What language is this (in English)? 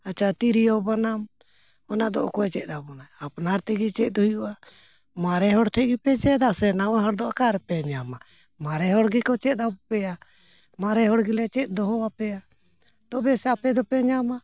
Santali